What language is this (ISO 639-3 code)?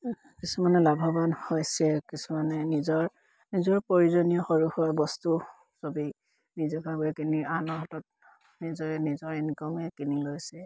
asm